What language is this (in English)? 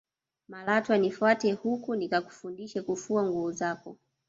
Swahili